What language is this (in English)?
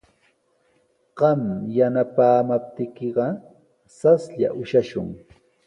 Sihuas Ancash Quechua